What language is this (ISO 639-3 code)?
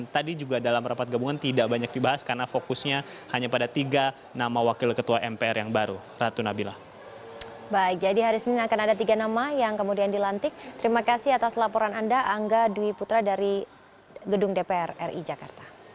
ind